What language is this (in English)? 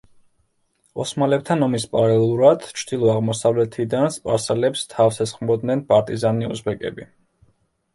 Georgian